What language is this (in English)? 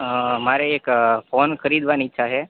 Gujarati